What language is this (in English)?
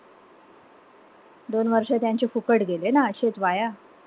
Marathi